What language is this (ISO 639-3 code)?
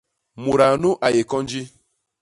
bas